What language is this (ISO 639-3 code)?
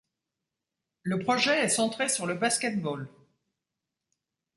fra